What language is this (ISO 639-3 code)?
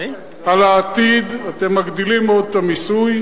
heb